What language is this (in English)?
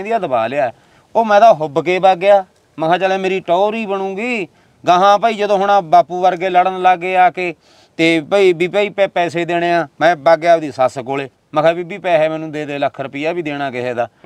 Punjabi